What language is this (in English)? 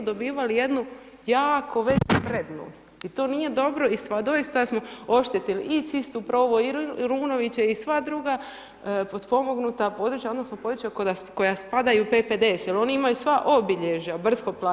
Croatian